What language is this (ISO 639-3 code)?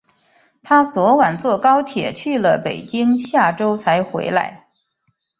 zho